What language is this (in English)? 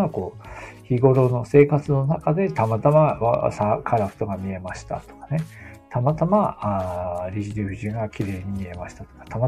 Japanese